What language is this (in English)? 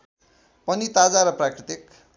Nepali